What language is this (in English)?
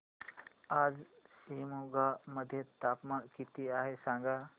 Marathi